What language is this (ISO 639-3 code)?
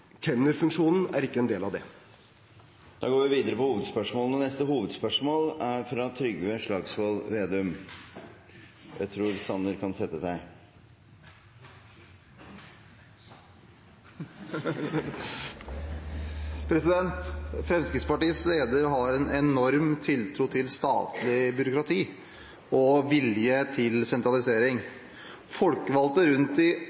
nob